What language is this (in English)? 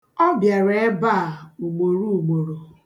Igbo